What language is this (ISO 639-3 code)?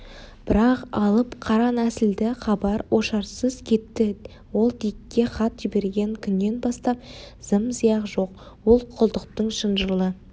kaz